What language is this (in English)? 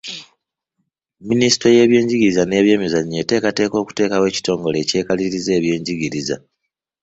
Ganda